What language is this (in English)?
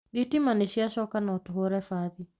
Kikuyu